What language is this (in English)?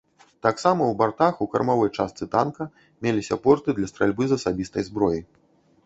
Belarusian